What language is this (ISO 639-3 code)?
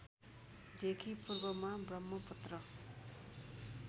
nep